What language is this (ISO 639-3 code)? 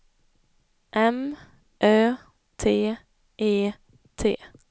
swe